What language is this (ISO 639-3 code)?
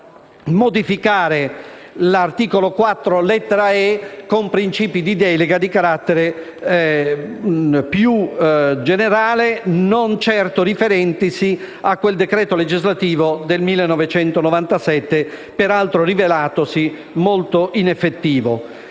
ita